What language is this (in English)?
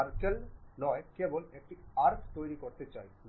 Bangla